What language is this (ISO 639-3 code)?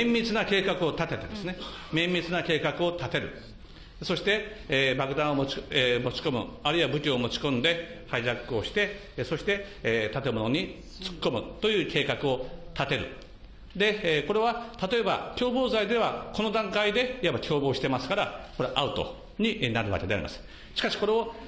jpn